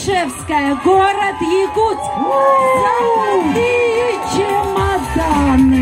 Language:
Russian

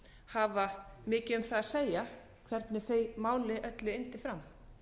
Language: Icelandic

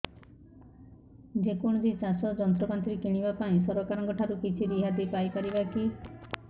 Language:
Odia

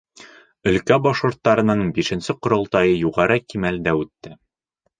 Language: Bashkir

